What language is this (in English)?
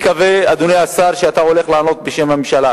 Hebrew